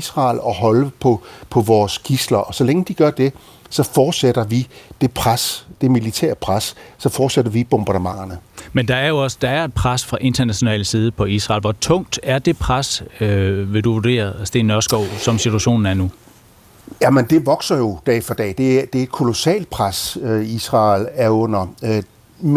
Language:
Danish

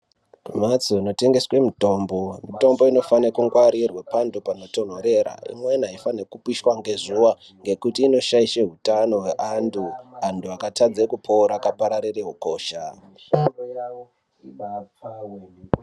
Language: Ndau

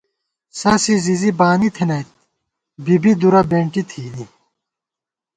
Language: Gawar-Bati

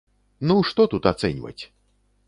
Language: Belarusian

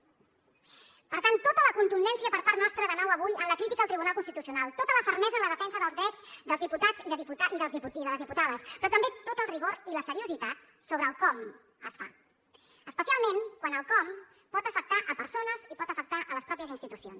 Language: Catalan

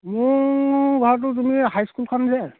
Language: Assamese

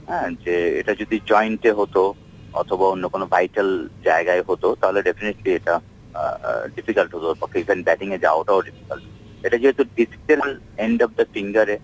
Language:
Bangla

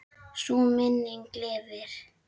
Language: Icelandic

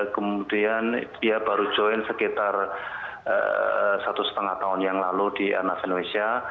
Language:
Indonesian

